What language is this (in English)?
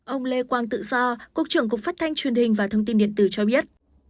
Vietnamese